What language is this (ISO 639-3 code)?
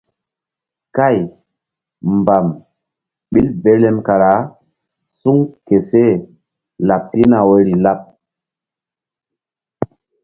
mdd